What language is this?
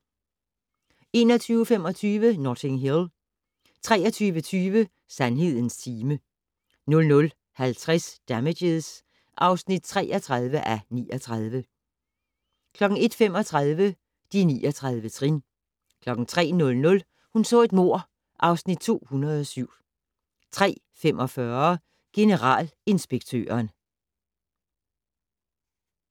Danish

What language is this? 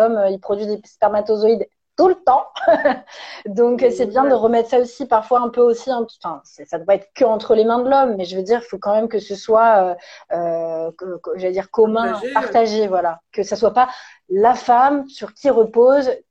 French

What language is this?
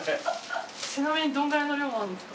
Japanese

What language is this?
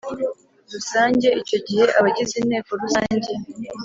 Kinyarwanda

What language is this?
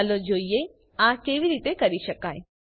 Gujarati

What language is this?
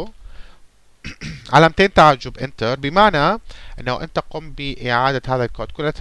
Arabic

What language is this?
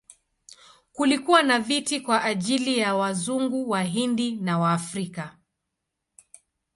Swahili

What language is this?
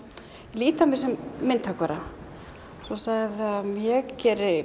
Icelandic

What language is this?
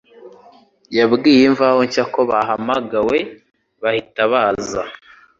Kinyarwanda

